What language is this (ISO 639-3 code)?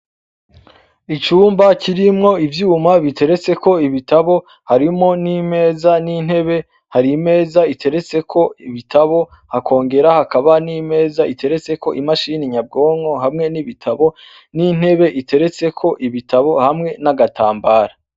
run